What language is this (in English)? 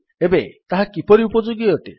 Odia